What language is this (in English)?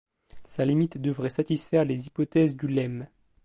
French